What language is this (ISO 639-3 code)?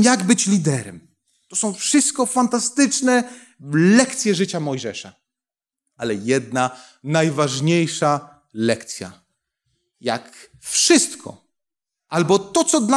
pol